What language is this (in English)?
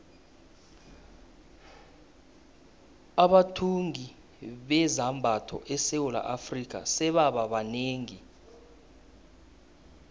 South Ndebele